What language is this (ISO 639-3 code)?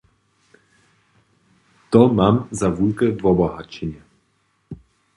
hsb